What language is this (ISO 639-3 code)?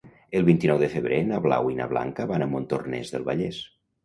cat